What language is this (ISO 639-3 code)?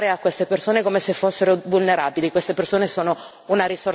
ita